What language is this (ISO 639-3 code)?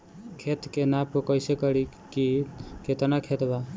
bho